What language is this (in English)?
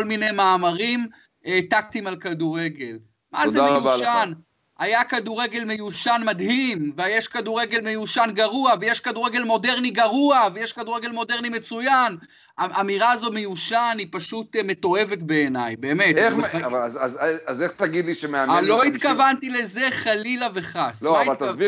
Hebrew